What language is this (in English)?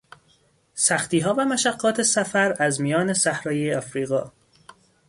Persian